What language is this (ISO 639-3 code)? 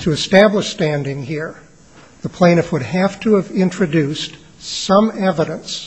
eng